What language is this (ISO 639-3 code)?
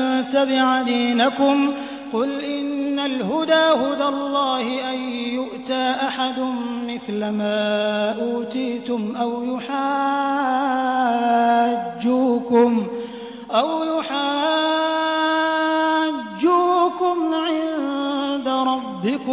ara